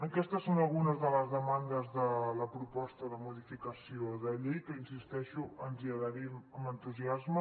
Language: Catalan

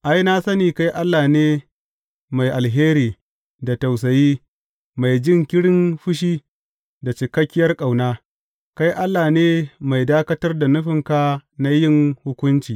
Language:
Hausa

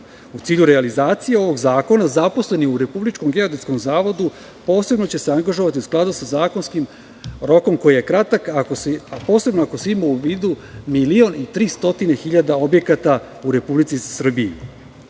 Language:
Serbian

